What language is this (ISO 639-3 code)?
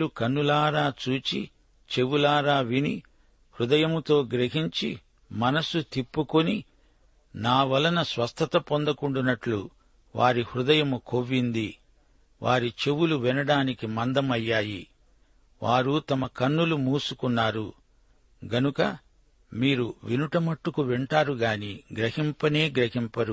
tel